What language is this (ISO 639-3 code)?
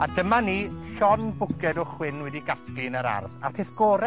cym